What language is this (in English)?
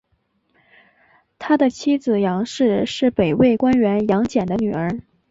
Chinese